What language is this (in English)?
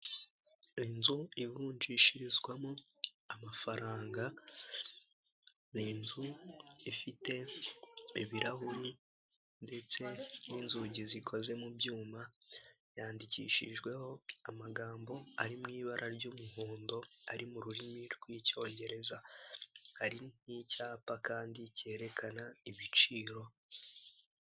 Kinyarwanda